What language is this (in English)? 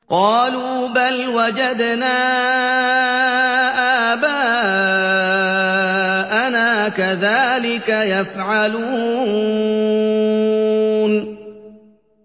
Arabic